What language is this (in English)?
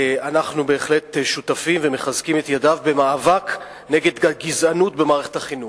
Hebrew